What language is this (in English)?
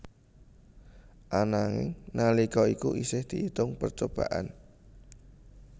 Javanese